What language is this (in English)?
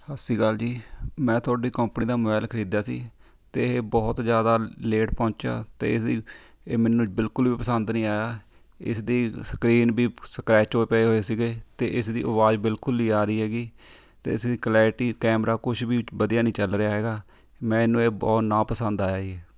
Punjabi